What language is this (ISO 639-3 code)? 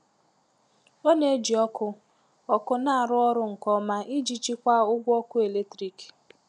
ibo